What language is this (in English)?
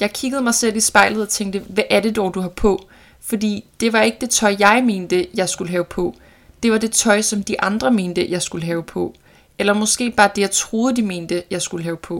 Danish